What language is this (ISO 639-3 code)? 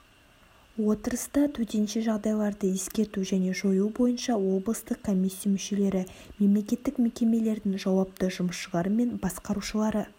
kaz